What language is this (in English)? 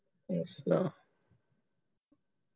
Punjabi